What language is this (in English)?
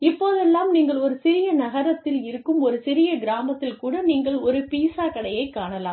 Tamil